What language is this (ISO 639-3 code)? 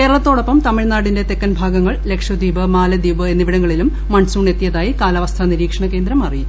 mal